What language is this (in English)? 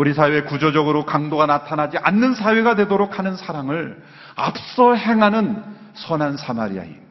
Korean